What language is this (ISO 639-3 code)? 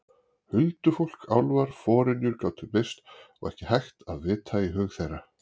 isl